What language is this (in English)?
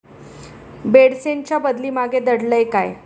Marathi